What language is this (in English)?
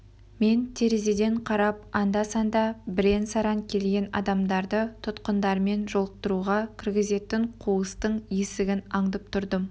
Kazakh